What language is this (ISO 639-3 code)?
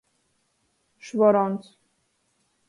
ltg